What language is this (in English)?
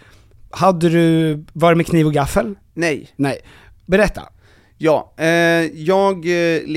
Swedish